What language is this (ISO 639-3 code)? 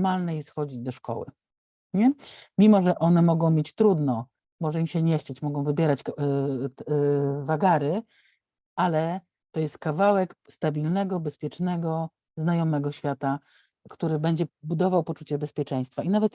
pol